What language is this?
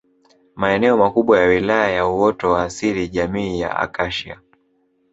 Swahili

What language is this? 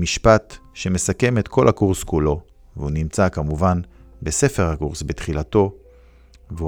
Hebrew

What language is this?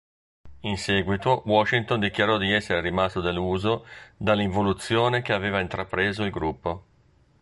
Italian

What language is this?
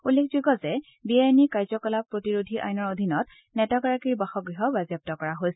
Assamese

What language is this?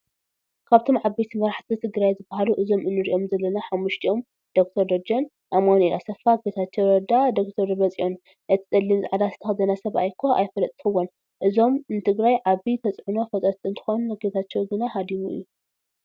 Tigrinya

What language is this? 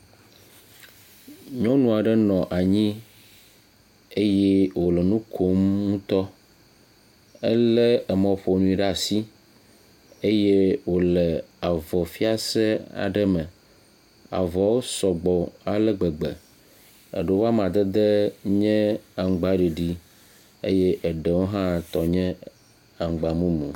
Ewe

